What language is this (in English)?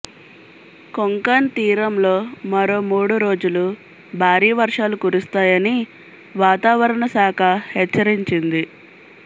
Telugu